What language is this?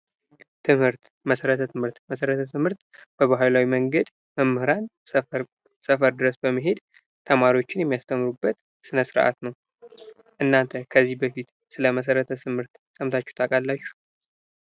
Amharic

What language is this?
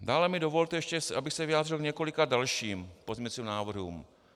Czech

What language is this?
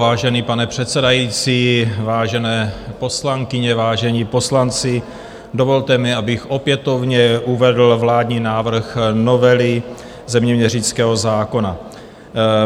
Czech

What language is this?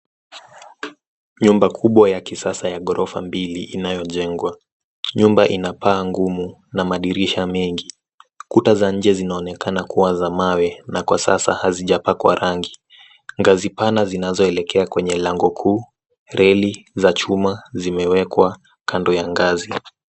Swahili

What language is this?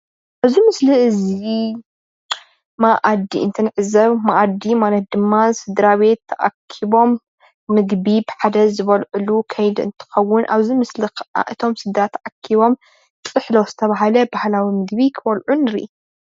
Tigrinya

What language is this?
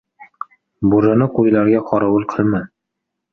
Uzbek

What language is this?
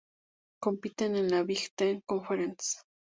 Spanish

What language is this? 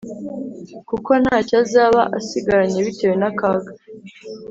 Kinyarwanda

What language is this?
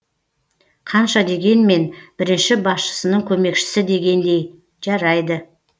Kazakh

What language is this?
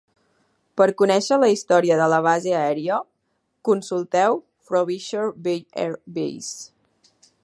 Catalan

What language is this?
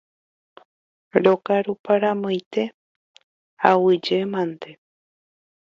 Guarani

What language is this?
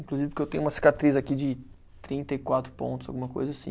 Portuguese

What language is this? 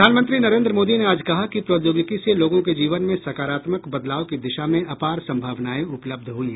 Hindi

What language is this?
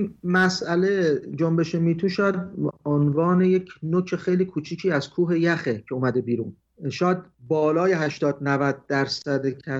Persian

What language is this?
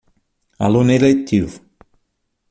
Portuguese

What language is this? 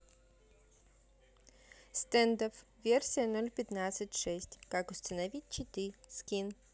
Russian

